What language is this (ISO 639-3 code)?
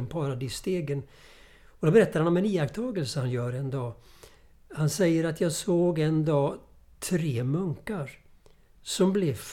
swe